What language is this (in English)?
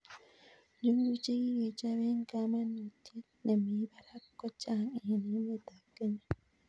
Kalenjin